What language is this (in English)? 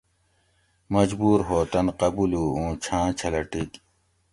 Gawri